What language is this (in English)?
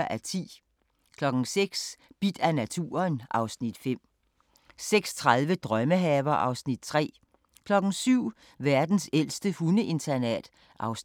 Danish